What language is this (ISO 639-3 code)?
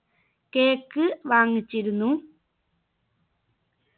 mal